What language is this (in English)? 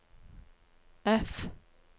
Norwegian